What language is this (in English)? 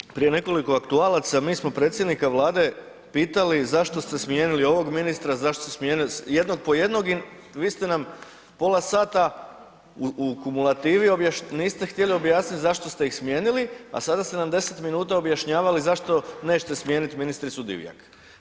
Croatian